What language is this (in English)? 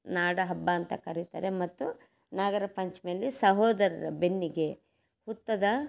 Kannada